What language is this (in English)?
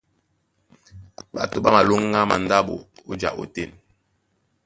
Duala